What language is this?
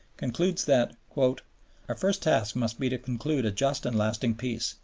English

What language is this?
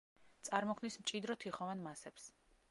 Georgian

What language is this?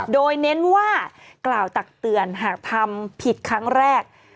Thai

